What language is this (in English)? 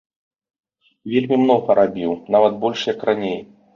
Belarusian